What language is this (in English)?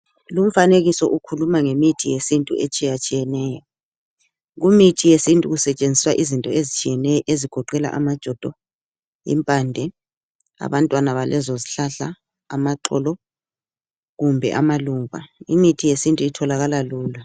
North Ndebele